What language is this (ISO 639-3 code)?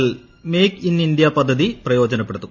mal